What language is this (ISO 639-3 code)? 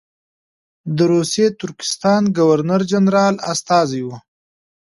pus